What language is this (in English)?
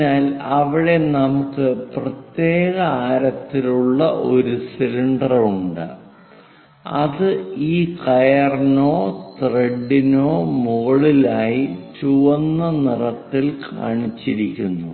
Malayalam